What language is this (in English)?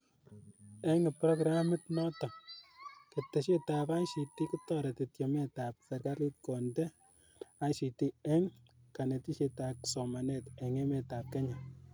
Kalenjin